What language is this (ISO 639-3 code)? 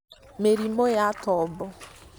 kik